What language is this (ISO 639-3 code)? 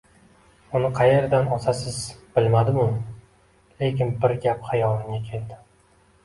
uzb